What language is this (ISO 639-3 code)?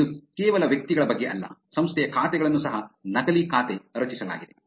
kan